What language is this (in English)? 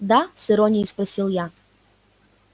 Russian